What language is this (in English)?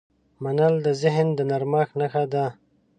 Pashto